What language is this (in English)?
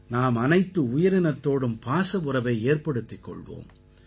Tamil